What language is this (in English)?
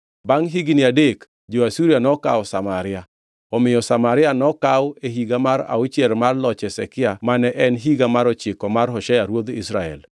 Luo (Kenya and Tanzania)